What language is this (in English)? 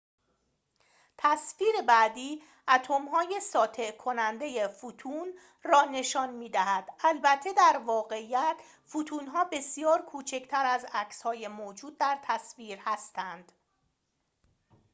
Persian